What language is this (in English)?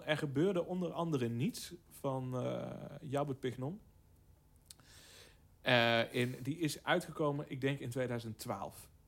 Dutch